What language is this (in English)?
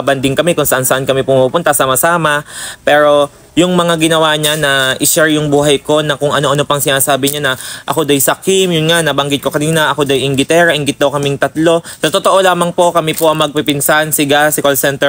Filipino